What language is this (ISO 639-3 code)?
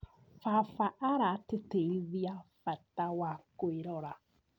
kik